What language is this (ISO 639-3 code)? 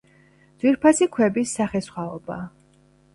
kat